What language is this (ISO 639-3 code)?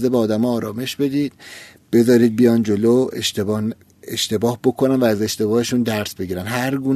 fas